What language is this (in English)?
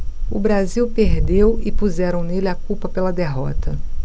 Portuguese